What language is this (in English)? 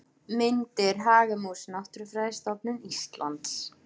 Icelandic